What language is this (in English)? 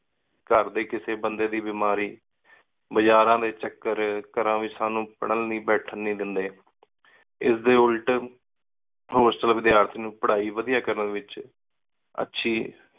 Punjabi